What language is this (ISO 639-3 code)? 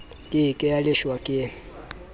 sot